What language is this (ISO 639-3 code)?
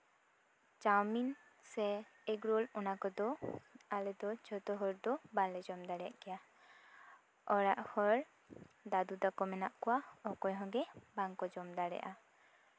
sat